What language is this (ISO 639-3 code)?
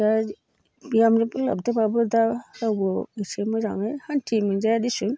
brx